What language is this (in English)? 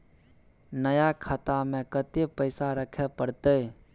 Maithili